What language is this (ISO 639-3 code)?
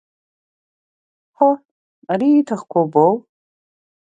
abk